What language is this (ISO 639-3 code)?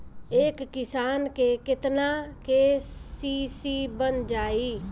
bho